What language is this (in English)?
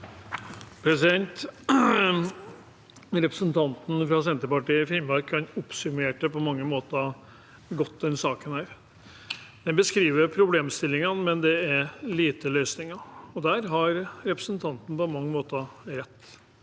Norwegian